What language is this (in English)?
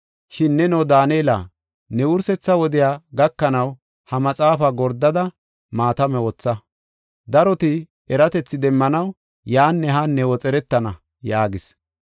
Gofa